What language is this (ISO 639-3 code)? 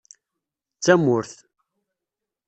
kab